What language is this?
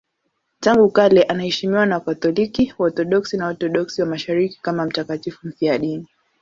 Swahili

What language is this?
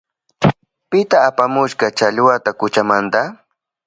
Southern Pastaza Quechua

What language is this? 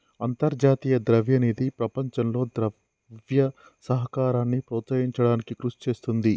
Telugu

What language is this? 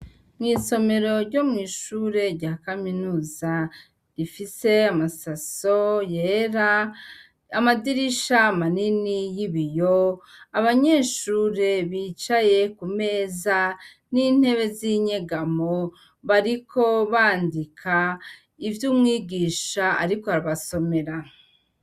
Rundi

